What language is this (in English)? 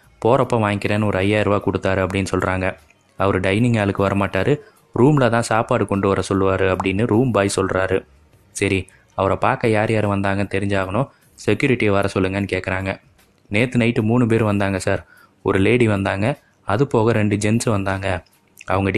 Tamil